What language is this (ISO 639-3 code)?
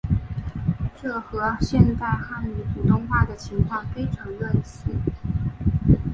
zho